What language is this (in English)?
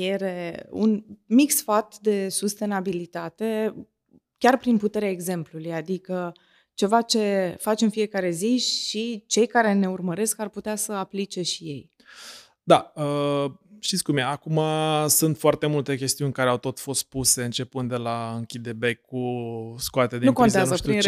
Romanian